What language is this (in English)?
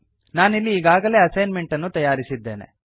Kannada